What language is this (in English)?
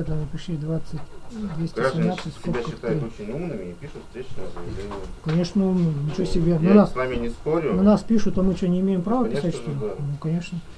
Russian